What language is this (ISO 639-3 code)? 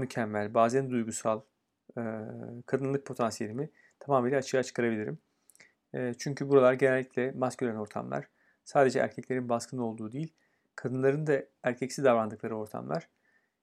tur